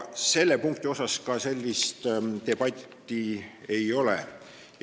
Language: Estonian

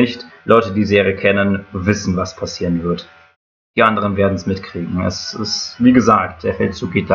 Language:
German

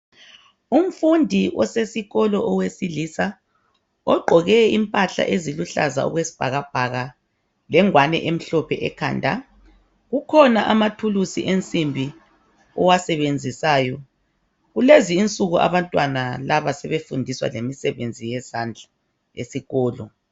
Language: North Ndebele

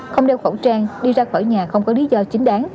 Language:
Vietnamese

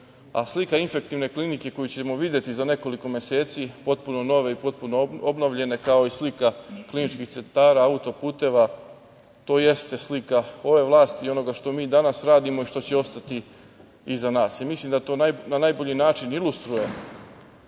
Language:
Serbian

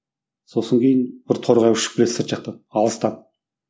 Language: Kazakh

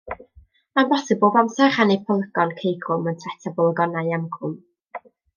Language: Welsh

